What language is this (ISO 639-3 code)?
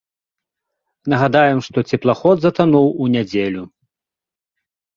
bel